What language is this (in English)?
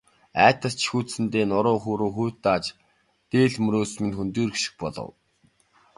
Mongolian